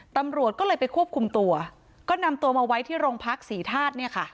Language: Thai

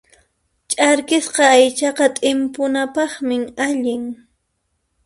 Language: Puno Quechua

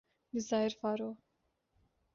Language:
Urdu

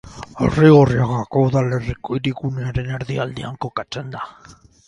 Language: Basque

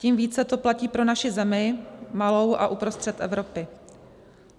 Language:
Czech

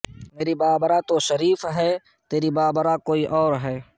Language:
Urdu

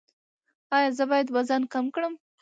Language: Pashto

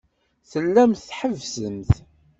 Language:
Kabyle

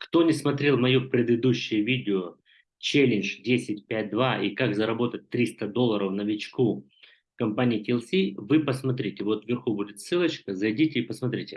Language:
Russian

